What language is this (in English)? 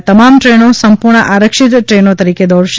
Gujarati